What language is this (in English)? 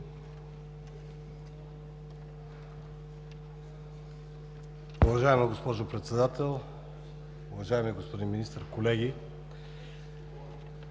Bulgarian